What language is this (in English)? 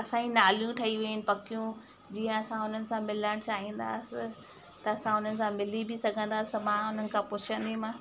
Sindhi